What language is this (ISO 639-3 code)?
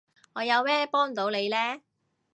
yue